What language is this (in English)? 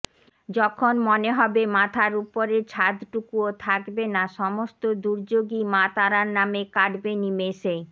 Bangla